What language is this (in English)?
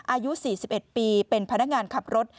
Thai